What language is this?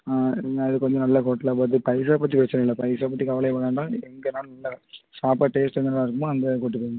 Tamil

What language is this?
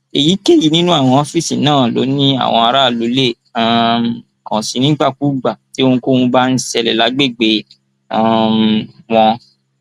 Yoruba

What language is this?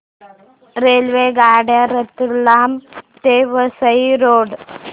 Marathi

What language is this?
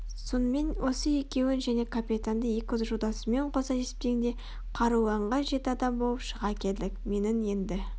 Kazakh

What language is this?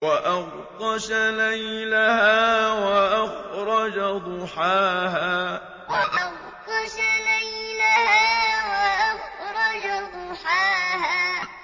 Arabic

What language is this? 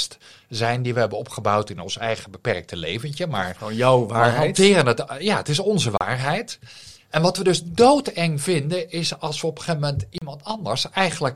Dutch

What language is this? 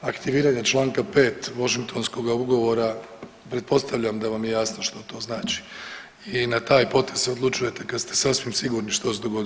Croatian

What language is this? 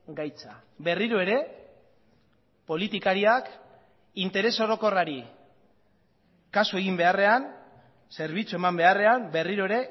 Basque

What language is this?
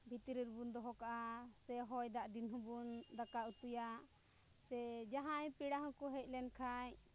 Santali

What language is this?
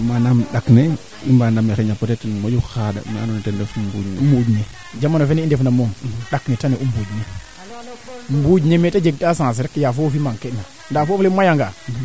Serer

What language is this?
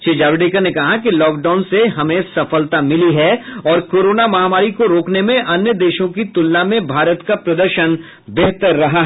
Hindi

